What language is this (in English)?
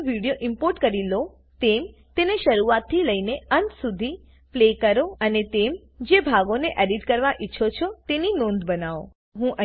Gujarati